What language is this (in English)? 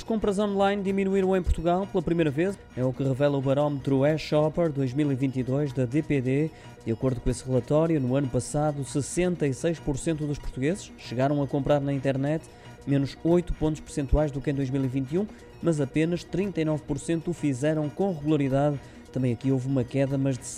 Portuguese